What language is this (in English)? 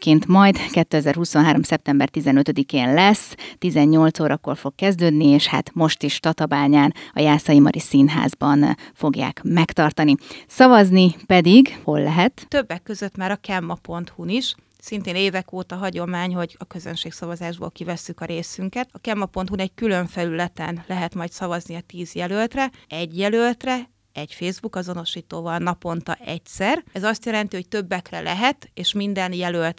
Hungarian